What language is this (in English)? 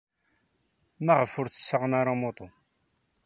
Kabyle